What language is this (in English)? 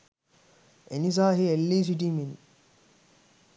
Sinhala